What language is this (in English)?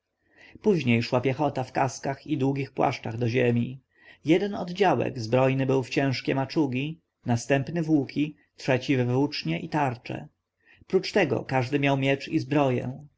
Polish